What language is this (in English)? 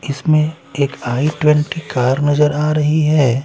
Hindi